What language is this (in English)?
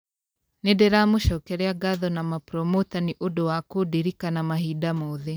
Kikuyu